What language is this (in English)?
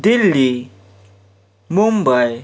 Kashmiri